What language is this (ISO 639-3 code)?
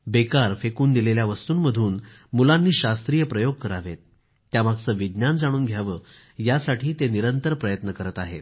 mar